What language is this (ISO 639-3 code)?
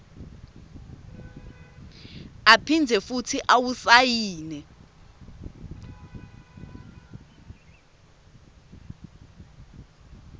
ssw